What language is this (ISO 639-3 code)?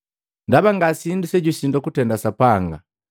mgv